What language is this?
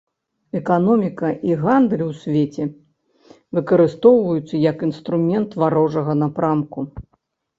Belarusian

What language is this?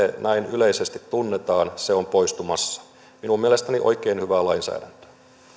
Finnish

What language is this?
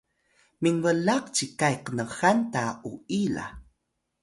Atayal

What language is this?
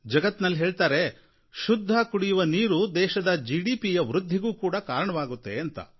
Kannada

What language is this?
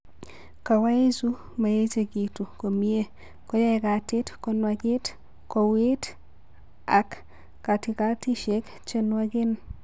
Kalenjin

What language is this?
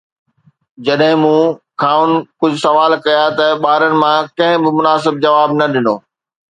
Sindhi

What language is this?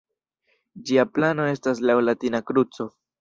Esperanto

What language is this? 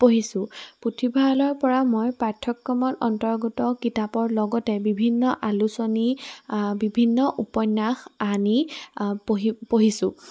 Assamese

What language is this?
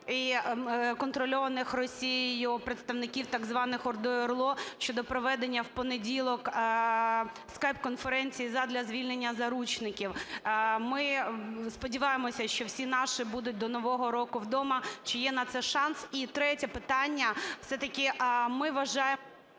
Ukrainian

